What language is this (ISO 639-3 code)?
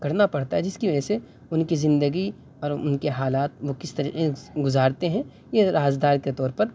urd